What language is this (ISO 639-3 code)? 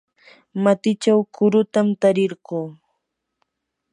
qur